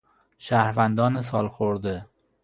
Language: Persian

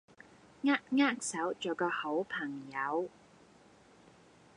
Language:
Cantonese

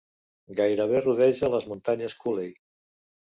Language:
Catalan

